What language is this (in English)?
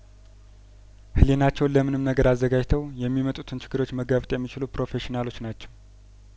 Amharic